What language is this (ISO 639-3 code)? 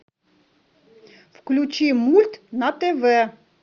rus